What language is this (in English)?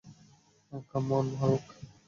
Bangla